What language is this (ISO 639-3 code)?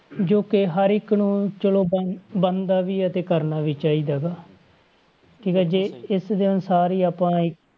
pan